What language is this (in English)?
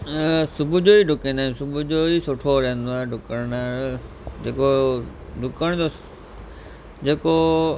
Sindhi